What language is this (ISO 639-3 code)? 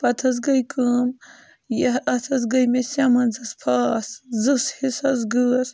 kas